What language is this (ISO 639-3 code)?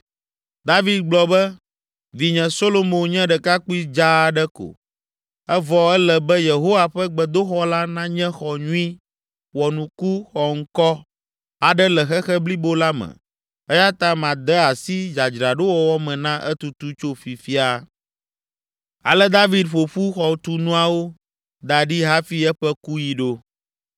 ewe